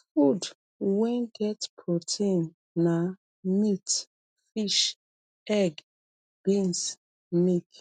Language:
Nigerian Pidgin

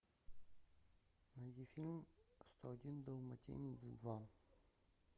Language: Russian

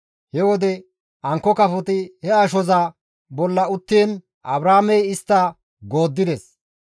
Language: Gamo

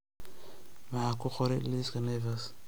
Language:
Somali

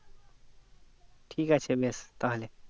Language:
Bangla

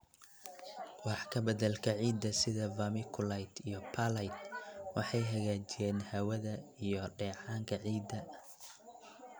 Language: Somali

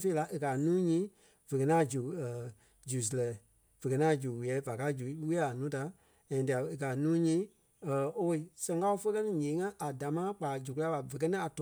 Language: Kpelle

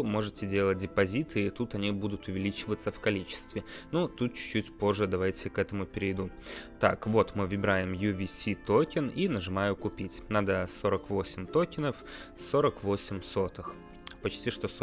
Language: Russian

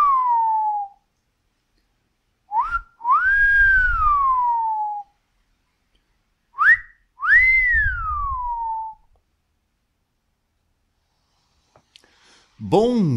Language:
Portuguese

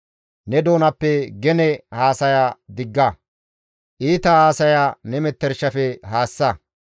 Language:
Gamo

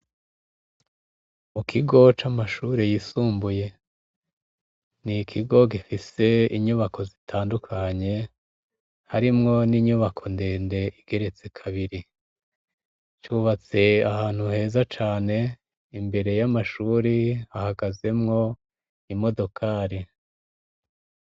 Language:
Rundi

